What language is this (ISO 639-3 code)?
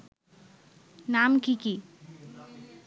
ben